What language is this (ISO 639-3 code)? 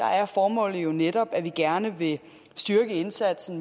dan